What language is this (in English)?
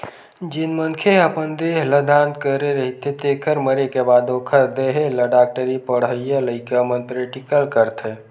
Chhattisgarhi